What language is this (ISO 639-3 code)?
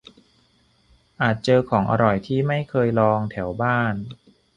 tha